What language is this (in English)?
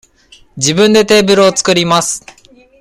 Japanese